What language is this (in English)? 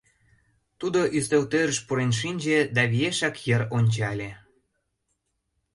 Mari